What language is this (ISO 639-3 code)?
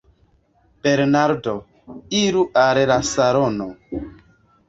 epo